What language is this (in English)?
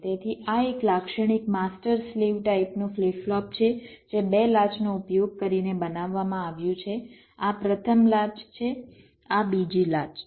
Gujarati